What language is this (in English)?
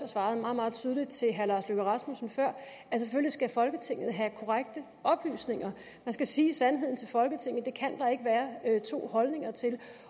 Danish